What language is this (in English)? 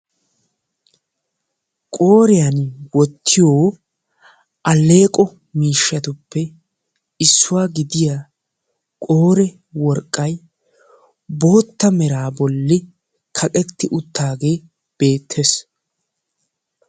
Wolaytta